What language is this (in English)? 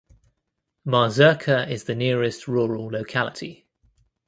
English